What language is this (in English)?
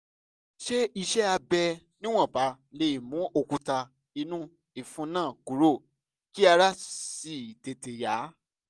Yoruba